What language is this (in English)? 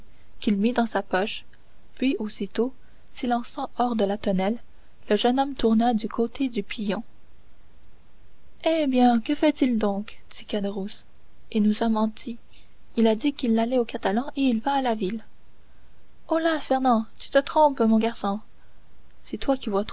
French